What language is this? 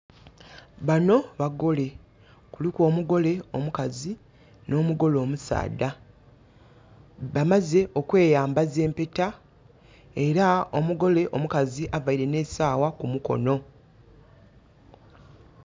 Soga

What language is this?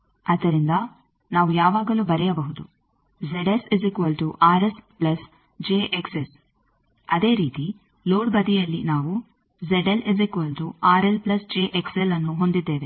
Kannada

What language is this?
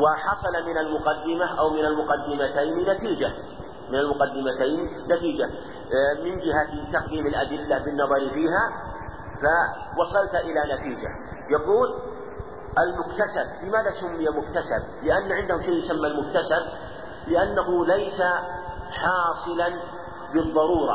Arabic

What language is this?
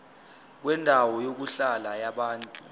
Zulu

